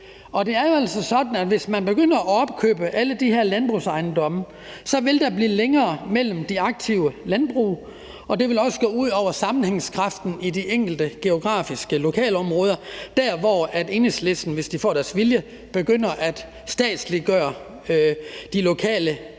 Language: Danish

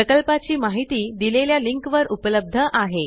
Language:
Marathi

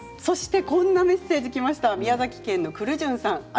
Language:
Japanese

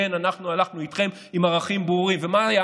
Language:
Hebrew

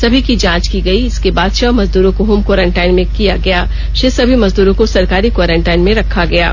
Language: Hindi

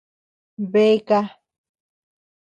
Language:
Tepeuxila Cuicatec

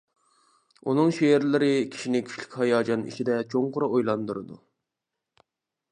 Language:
Uyghur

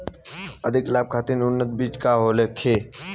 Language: Bhojpuri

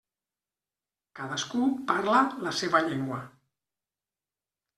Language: Catalan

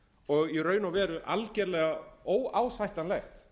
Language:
Icelandic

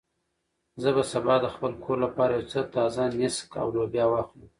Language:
Pashto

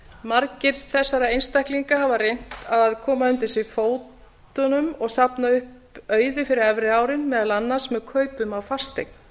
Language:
Icelandic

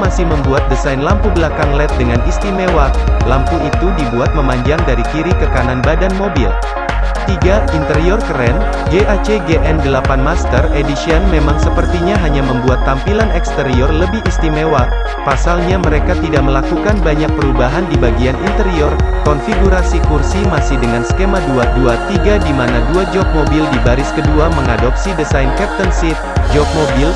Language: Indonesian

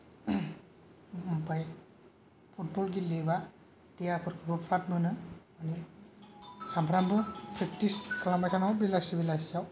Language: Bodo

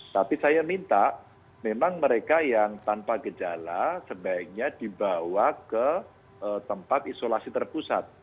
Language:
Indonesian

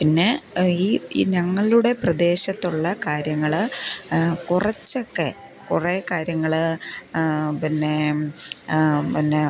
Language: Malayalam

